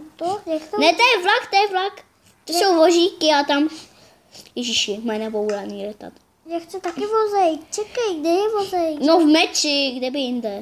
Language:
Czech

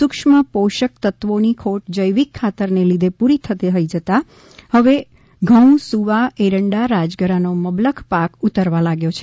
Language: Gujarati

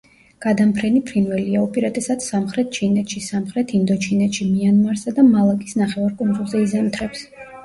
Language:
Georgian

